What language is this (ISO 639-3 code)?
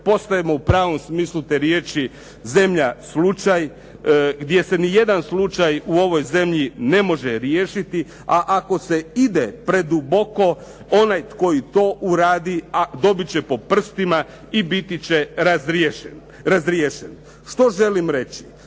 hrv